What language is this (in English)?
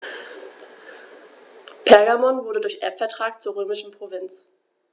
German